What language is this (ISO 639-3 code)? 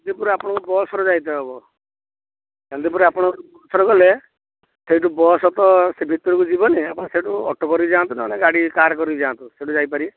ori